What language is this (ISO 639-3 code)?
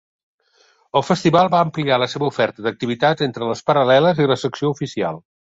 cat